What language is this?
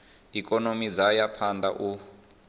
Venda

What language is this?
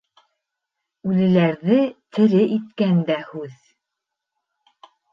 Bashkir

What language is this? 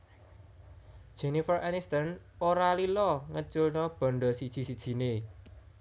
Javanese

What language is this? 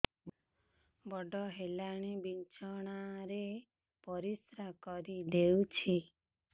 Odia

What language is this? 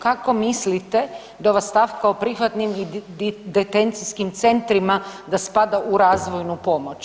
Croatian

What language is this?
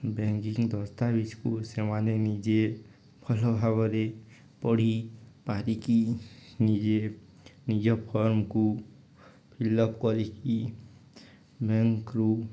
Odia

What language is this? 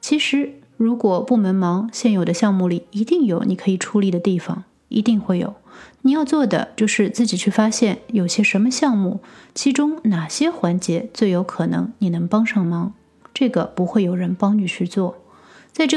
Chinese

